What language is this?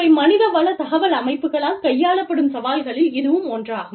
Tamil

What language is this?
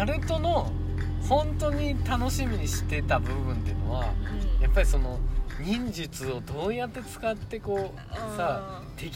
Japanese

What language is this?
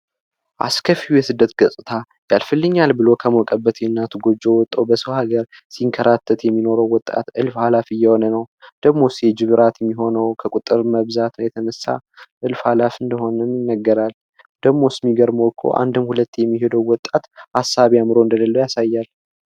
Amharic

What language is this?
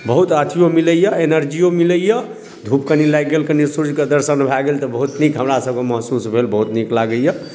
Maithili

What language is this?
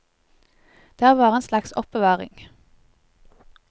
Norwegian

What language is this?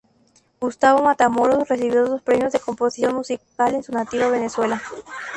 Spanish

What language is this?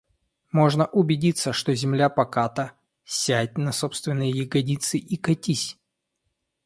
Russian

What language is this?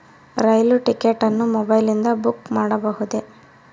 Kannada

